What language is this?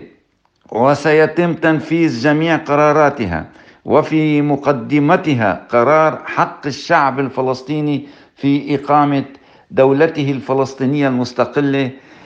Arabic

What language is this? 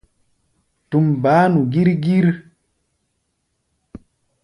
Gbaya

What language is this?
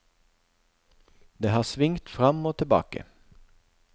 Norwegian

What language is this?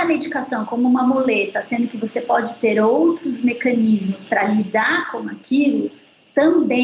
Portuguese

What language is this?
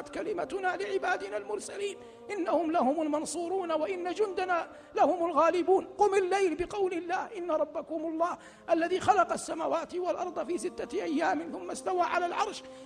Arabic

